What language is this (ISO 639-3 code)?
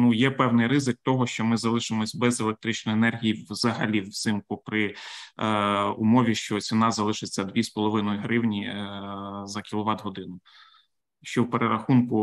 ukr